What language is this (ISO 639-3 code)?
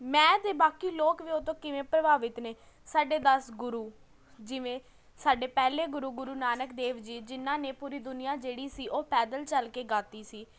pan